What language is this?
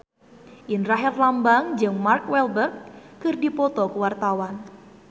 Sundanese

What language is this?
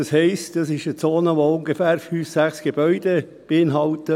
Swiss German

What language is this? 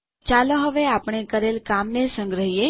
Gujarati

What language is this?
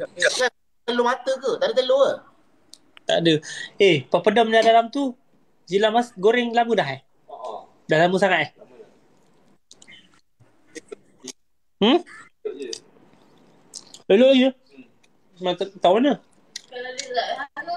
Malay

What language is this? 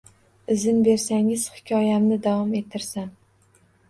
Uzbek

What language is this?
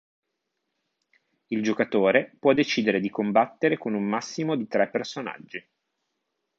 Italian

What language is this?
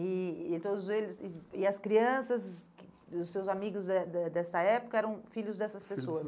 Portuguese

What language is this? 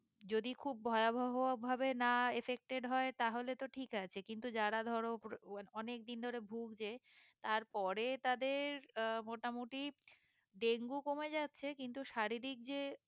Bangla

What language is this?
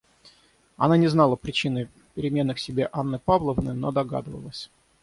Russian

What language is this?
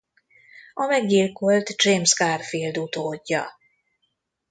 Hungarian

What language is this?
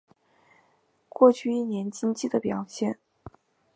Chinese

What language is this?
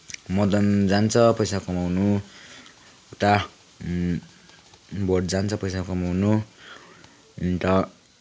Nepali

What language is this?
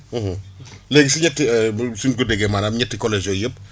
Wolof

